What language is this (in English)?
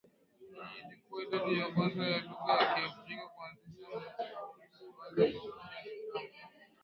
Swahili